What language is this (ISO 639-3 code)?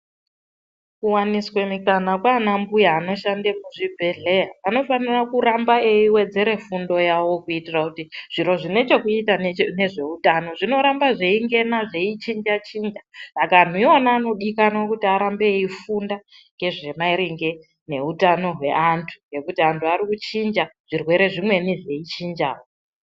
ndc